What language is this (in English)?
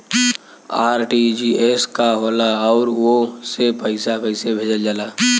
Bhojpuri